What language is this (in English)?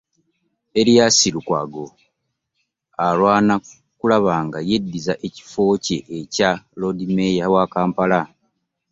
Ganda